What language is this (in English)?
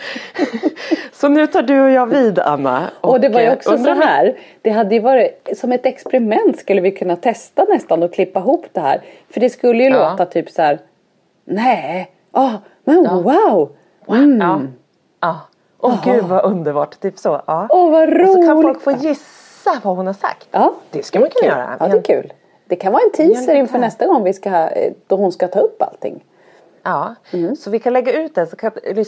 Swedish